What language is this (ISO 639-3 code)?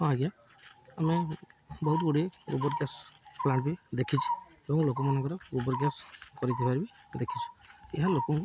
ori